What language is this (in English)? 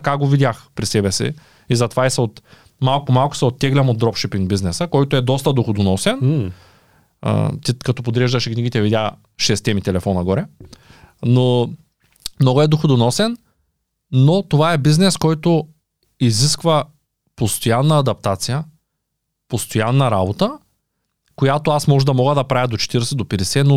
Bulgarian